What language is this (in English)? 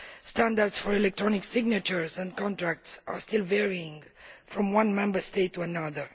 English